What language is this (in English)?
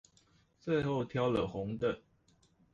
Chinese